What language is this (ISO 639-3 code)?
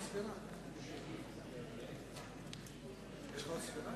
heb